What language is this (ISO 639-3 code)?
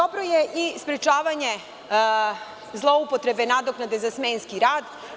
srp